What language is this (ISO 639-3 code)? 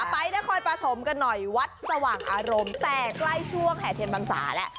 tha